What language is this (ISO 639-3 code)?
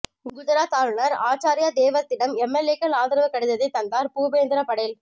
tam